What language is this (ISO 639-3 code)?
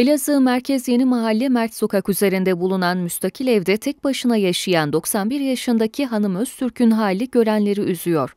tur